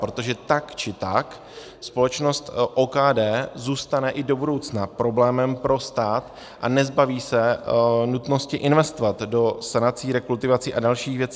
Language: Czech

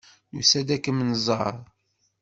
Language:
Kabyle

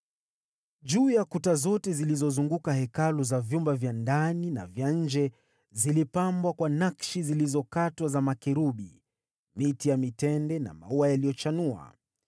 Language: Swahili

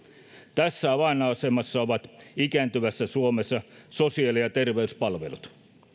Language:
Finnish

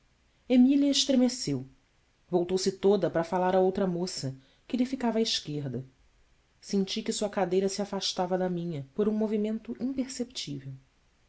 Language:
Portuguese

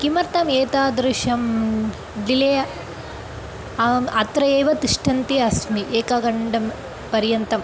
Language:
Sanskrit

